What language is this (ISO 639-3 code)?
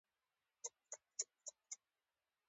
pus